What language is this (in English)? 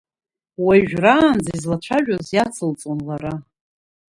Abkhazian